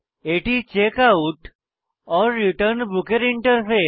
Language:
Bangla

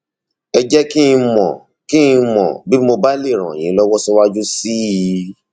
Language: Yoruba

